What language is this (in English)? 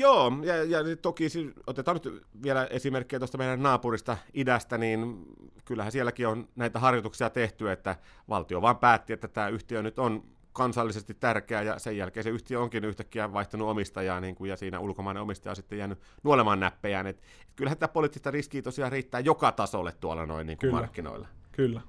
Finnish